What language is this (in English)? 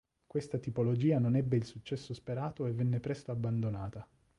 Italian